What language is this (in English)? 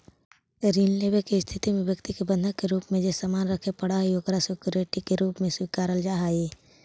Magahi